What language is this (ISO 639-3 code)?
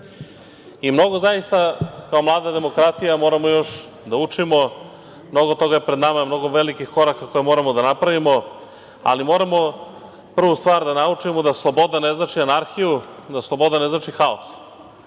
srp